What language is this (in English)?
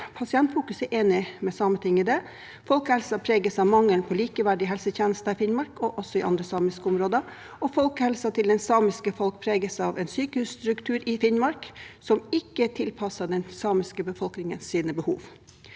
Norwegian